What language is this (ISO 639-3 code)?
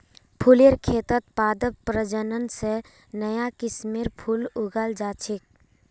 mag